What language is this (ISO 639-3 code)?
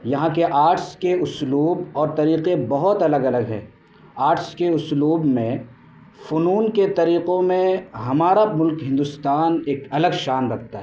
urd